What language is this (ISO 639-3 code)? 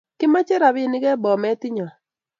kln